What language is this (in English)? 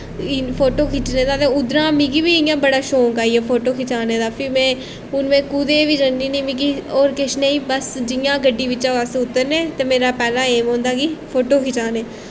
Dogri